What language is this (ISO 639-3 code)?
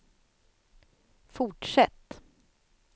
swe